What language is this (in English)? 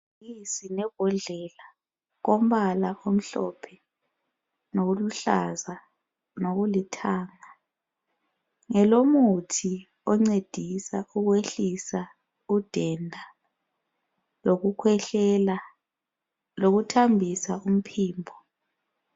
North Ndebele